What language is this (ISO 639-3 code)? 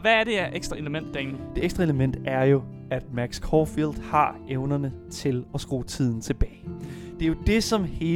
dan